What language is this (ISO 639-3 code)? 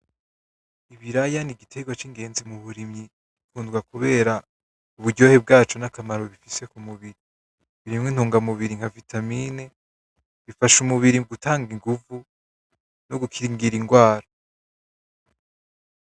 run